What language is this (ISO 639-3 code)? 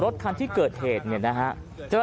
tha